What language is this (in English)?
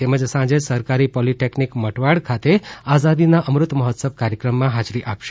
Gujarati